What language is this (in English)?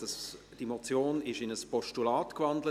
Swiss German